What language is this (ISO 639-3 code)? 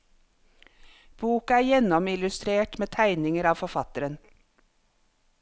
nor